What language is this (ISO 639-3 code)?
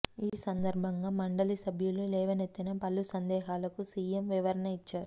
tel